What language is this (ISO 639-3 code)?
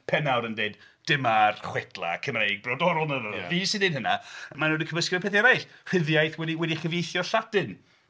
cym